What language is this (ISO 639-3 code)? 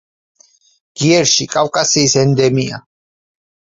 kat